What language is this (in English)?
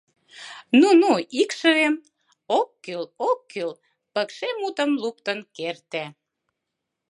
Mari